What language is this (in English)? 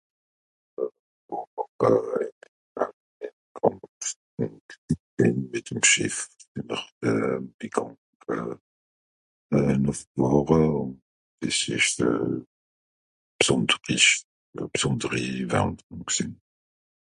Swiss German